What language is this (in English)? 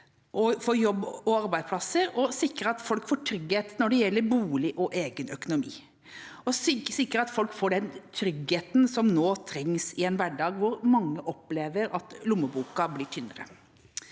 Norwegian